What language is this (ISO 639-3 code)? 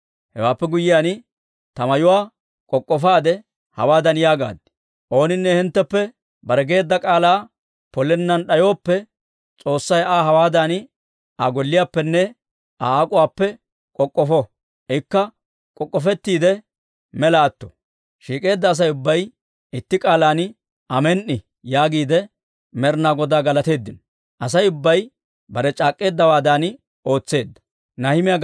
dwr